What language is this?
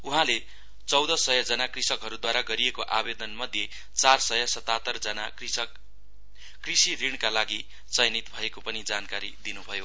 Nepali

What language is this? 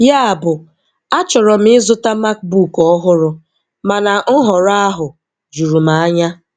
Igbo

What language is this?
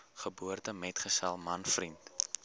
Afrikaans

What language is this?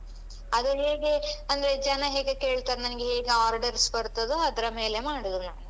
Kannada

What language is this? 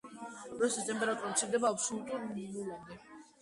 Georgian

